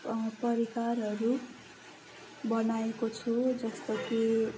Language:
Nepali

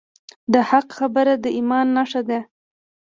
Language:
Pashto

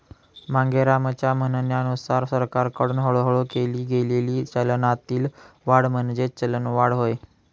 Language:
Marathi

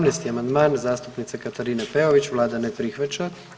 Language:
Croatian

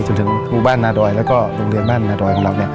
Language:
Thai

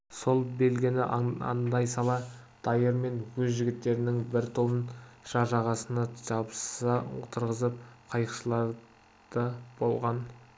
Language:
Kazakh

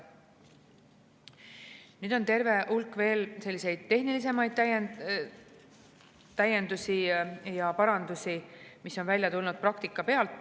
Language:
Estonian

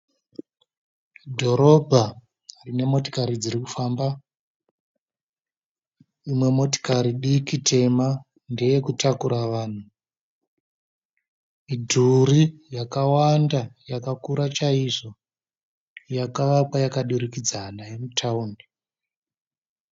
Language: Shona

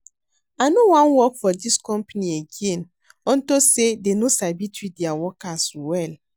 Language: Nigerian Pidgin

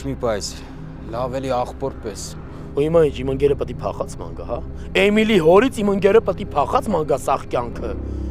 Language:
Romanian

